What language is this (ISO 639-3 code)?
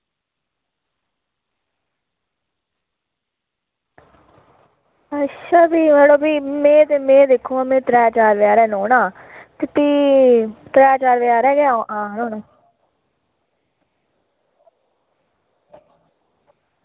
doi